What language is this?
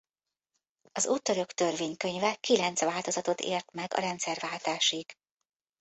Hungarian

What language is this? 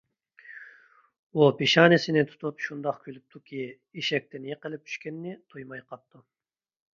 Uyghur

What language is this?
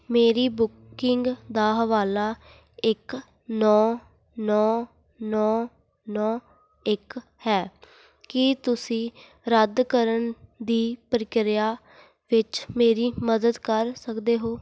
Punjabi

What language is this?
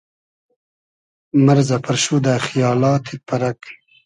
Hazaragi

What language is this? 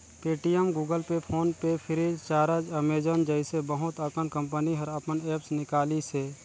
Chhattisgarhi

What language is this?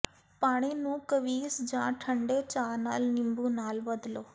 Punjabi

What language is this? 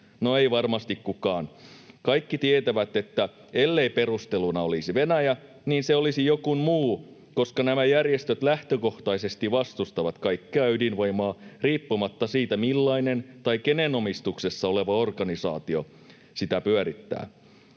Finnish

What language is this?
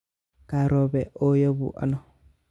Kalenjin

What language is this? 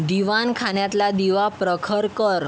Marathi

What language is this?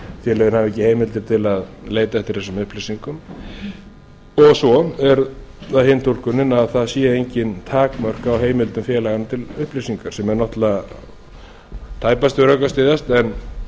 Icelandic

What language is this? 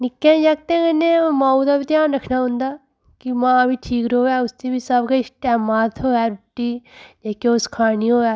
Dogri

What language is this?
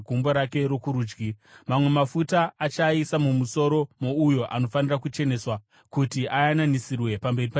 Shona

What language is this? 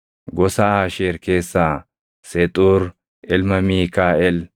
Oromo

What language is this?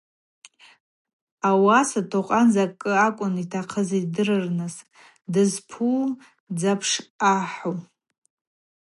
Abaza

